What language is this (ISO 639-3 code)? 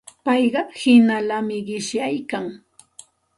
qxt